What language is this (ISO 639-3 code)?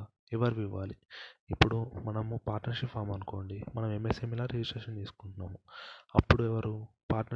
tel